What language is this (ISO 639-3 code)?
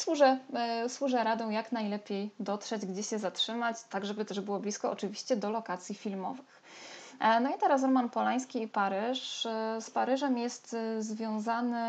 pol